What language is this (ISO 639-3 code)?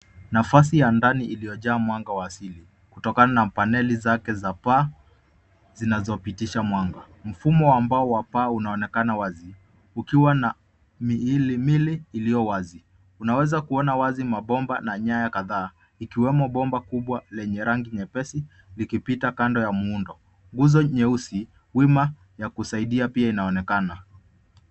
swa